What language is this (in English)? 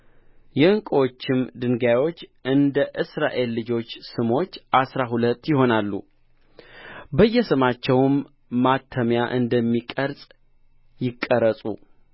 Amharic